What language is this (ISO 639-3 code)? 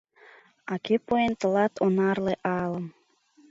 chm